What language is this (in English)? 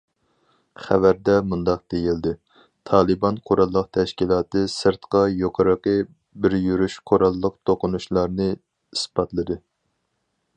Uyghur